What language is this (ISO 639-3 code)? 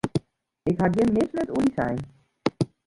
fry